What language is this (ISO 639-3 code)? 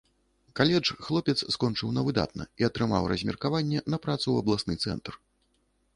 bel